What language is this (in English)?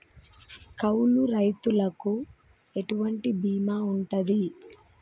Telugu